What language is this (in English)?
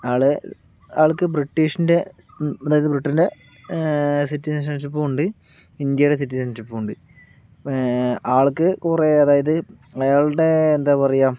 Malayalam